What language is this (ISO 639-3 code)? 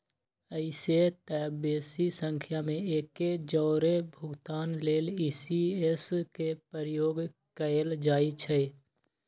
mag